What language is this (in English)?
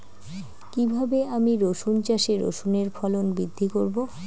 Bangla